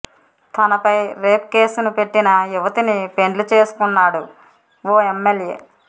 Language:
Telugu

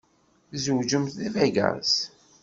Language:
Kabyle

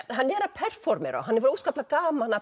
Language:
Icelandic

